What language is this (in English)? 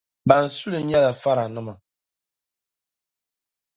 Dagbani